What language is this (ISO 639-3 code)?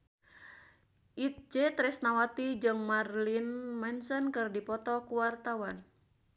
sun